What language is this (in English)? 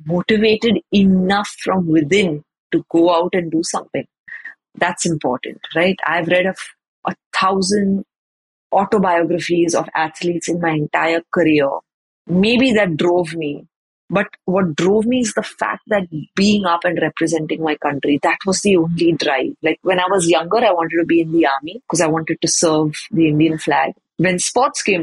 English